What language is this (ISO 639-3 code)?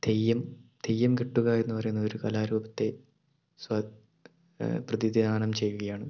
mal